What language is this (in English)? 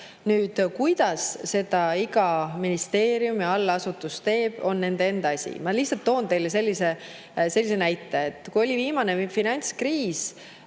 Estonian